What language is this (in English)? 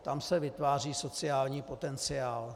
Czech